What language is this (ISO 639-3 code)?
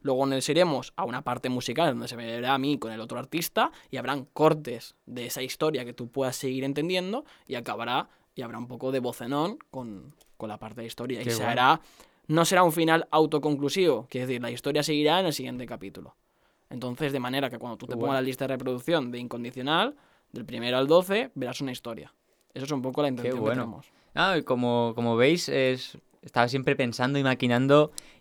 spa